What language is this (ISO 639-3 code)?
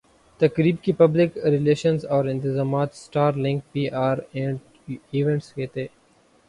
urd